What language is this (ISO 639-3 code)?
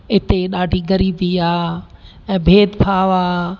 snd